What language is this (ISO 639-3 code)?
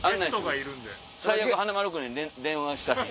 jpn